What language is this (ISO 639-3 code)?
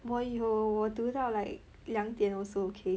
eng